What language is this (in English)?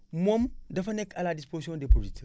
Wolof